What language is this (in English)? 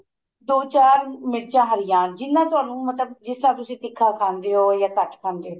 Punjabi